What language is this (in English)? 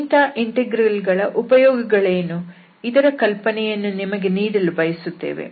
Kannada